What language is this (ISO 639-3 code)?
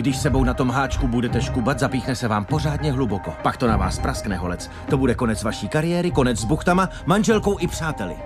ces